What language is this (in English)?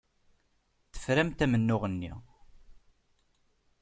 Kabyle